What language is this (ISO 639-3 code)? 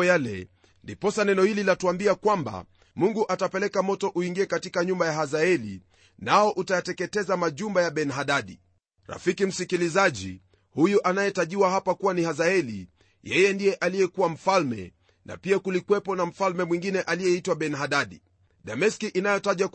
swa